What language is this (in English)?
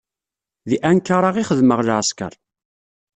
Kabyle